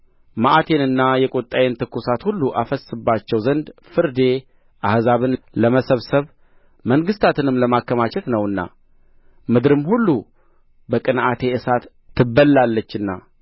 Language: Amharic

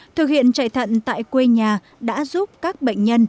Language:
Vietnamese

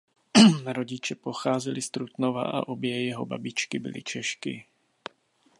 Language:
Czech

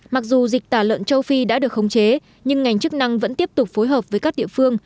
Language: Vietnamese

